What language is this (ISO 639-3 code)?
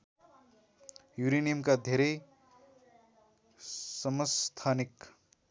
nep